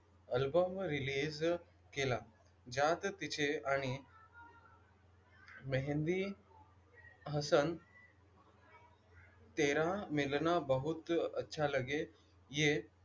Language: Marathi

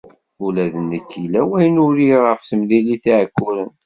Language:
Kabyle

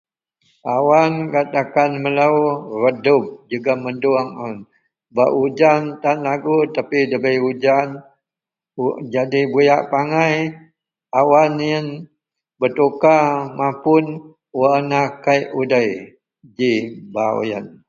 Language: Central Melanau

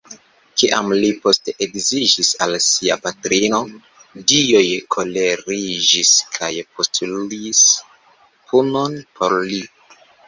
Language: Esperanto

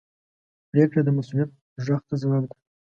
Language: Pashto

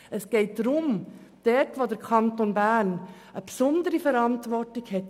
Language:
Swiss German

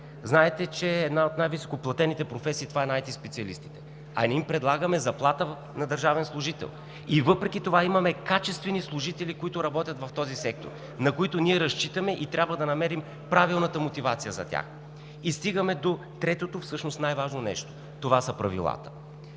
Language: Bulgarian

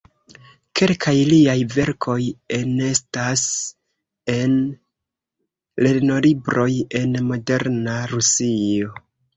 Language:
Esperanto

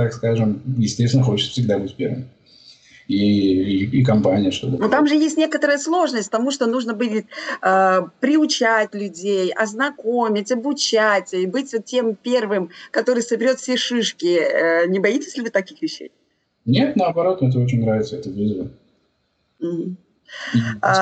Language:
Russian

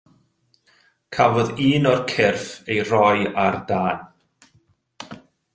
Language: Welsh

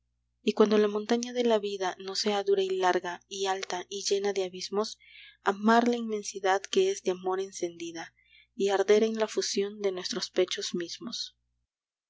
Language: Spanish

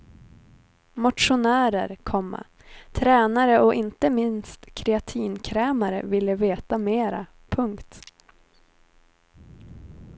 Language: Swedish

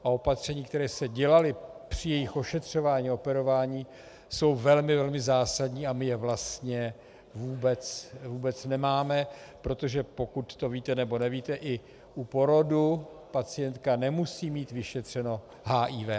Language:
Czech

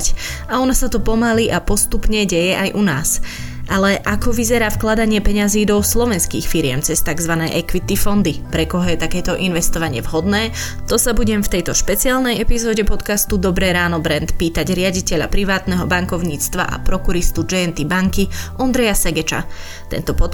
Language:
Slovak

